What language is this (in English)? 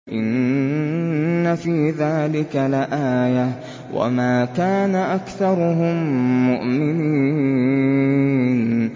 Arabic